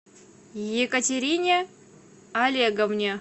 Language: Russian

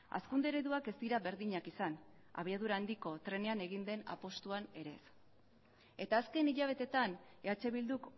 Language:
Basque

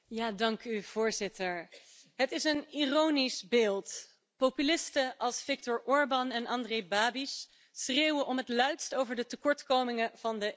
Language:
Dutch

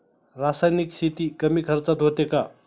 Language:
Marathi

